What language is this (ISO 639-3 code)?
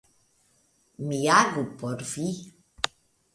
epo